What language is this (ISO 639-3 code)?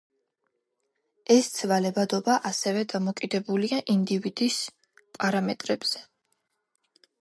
kat